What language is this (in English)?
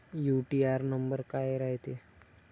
Marathi